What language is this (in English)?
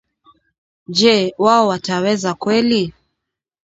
Swahili